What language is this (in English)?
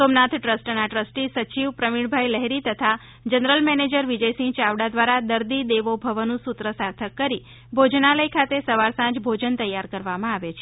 Gujarati